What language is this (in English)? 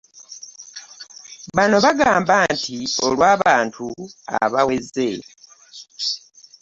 Ganda